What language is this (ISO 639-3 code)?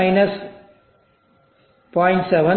tam